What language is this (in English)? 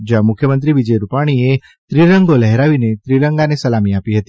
Gujarati